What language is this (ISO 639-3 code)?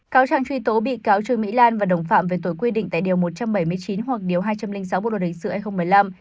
vie